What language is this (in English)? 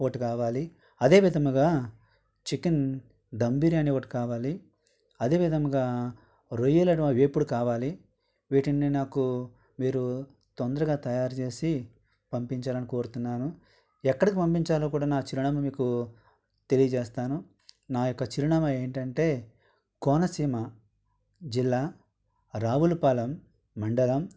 Telugu